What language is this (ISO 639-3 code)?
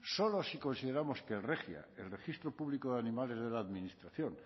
spa